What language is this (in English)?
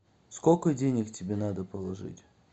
Russian